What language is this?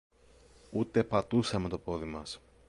Greek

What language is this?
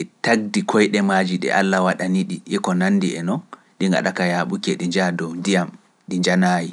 Pular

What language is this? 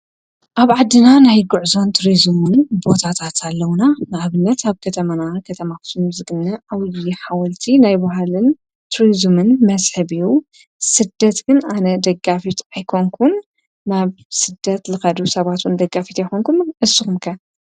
Tigrinya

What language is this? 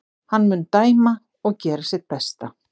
Icelandic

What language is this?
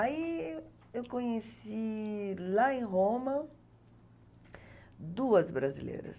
Portuguese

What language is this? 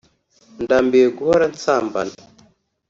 Kinyarwanda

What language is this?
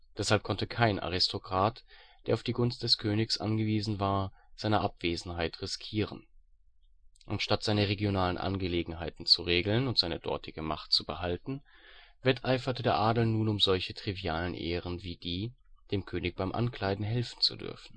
German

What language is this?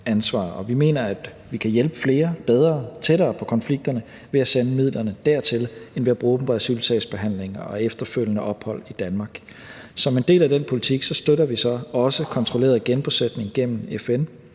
Danish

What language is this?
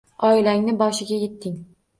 Uzbek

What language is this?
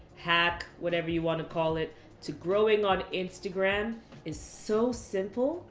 English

